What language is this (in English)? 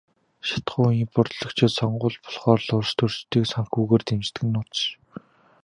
Mongolian